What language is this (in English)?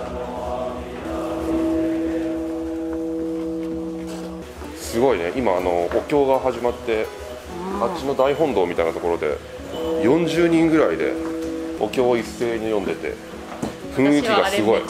Japanese